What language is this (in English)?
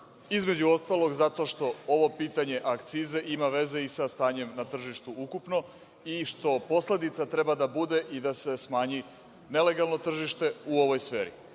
Serbian